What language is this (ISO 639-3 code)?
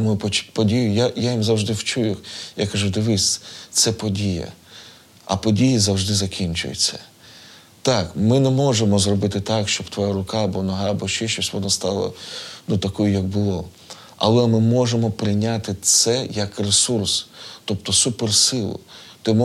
ukr